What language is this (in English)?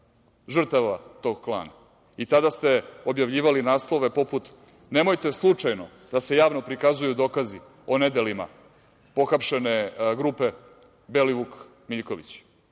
Serbian